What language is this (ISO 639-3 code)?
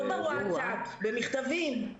heb